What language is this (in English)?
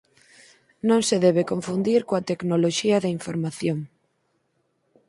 Galician